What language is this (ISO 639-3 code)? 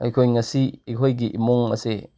mni